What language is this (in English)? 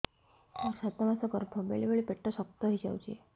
Odia